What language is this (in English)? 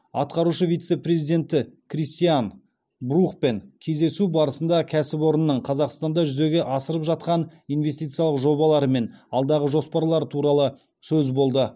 Kazakh